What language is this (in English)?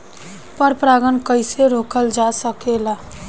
Bhojpuri